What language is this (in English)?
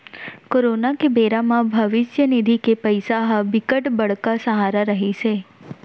Chhattisgarhi